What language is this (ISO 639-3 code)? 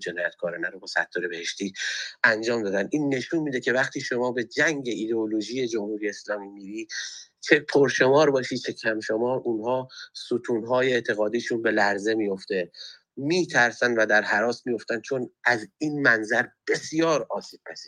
fas